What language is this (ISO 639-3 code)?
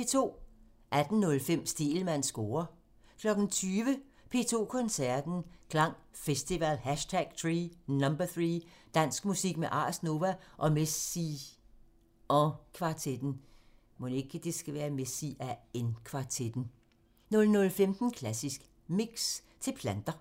dan